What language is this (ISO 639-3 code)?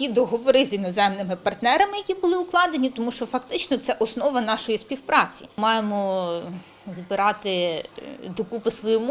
ukr